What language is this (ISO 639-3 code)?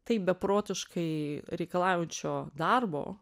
lit